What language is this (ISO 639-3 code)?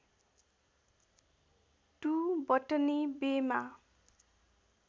nep